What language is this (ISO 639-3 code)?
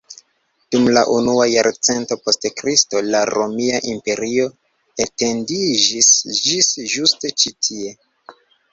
epo